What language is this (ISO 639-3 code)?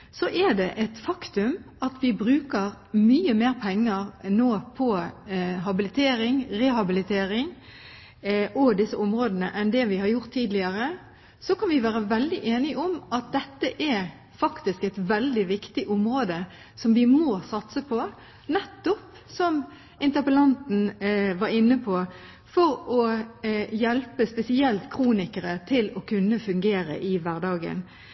nob